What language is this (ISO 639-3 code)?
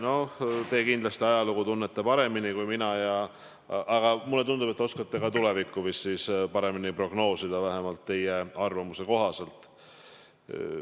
est